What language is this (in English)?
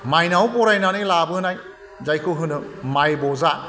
Bodo